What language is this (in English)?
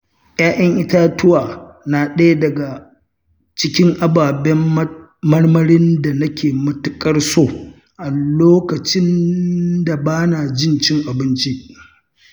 Hausa